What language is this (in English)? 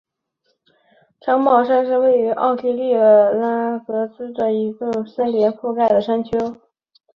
Chinese